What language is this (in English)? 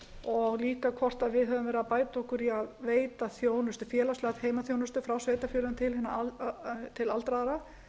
Icelandic